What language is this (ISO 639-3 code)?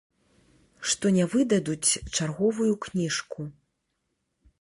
bel